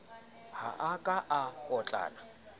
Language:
Southern Sotho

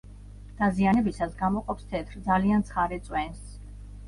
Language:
Georgian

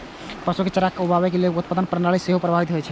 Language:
Maithili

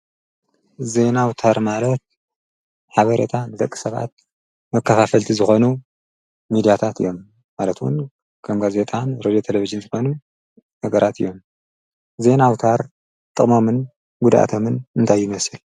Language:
Tigrinya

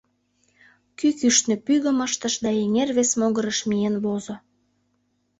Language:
Mari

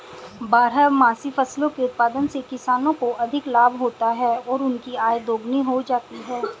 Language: Hindi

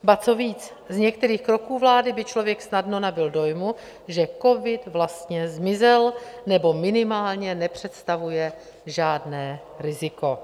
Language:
Czech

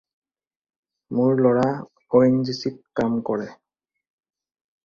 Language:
Assamese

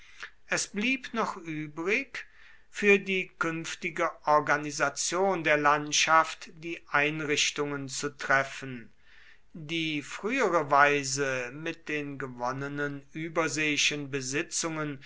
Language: German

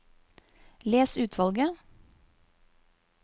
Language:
Norwegian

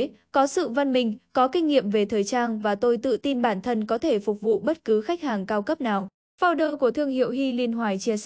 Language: Vietnamese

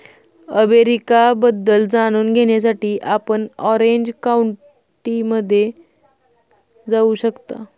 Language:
Marathi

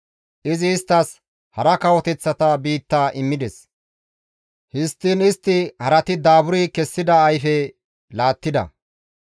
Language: Gamo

